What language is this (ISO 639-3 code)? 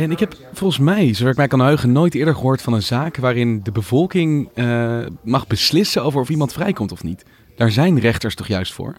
nld